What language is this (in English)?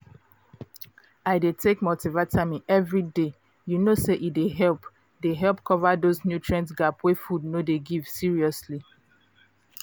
Nigerian Pidgin